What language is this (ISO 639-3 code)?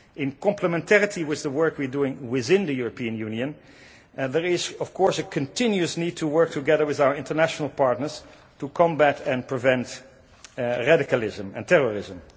eng